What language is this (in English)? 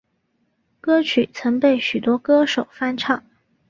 Chinese